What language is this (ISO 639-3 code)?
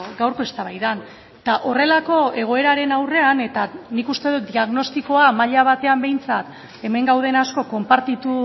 eus